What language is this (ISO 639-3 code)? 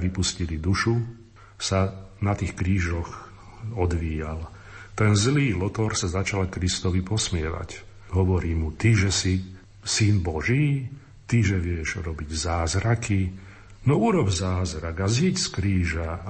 slk